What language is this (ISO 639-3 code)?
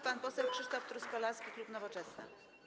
pol